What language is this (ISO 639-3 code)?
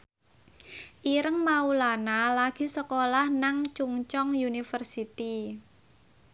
jav